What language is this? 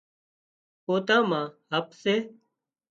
Wadiyara Koli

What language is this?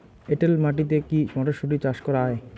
Bangla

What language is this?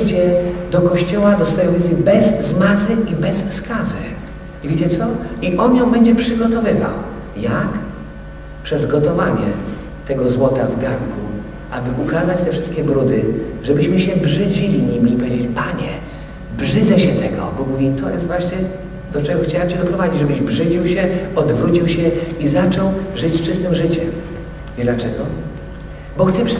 Polish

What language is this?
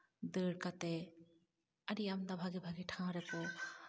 Santali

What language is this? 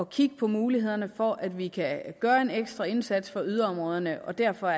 Danish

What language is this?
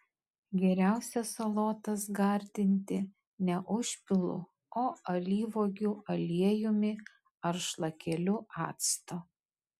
Lithuanian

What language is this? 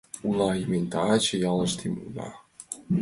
Mari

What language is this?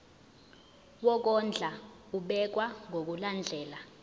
Zulu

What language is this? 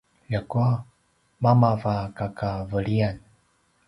Paiwan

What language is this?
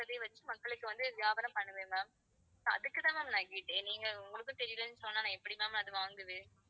Tamil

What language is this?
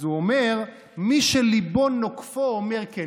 Hebrew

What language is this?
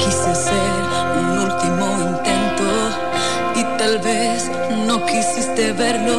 Spanish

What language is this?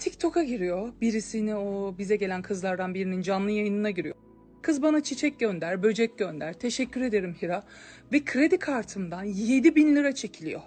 Turkish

